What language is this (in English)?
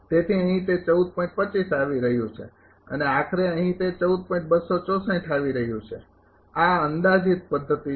Gujarati